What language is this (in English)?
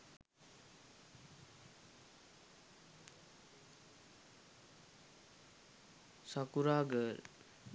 Sinhala